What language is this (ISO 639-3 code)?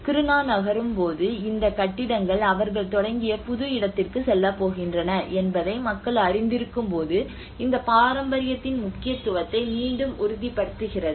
tam